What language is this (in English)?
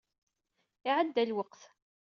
Kabyle